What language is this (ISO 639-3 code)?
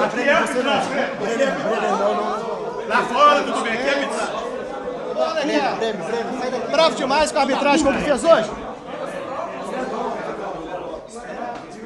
por